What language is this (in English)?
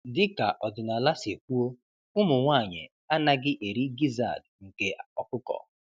Igbo